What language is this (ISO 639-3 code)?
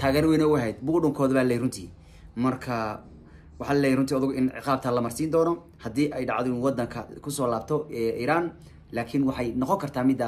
ara